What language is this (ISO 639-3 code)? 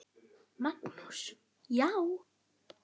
isl